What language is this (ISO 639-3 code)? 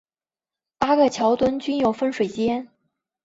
zho